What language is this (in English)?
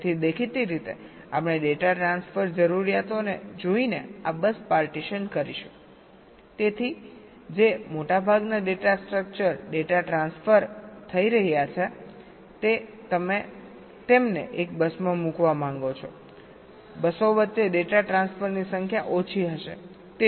Gujarati